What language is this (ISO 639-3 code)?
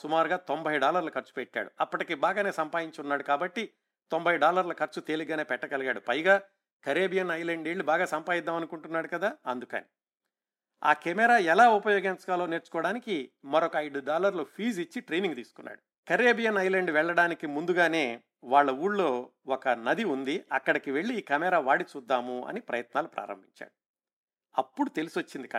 tel